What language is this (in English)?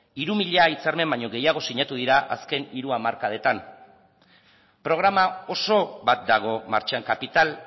Basque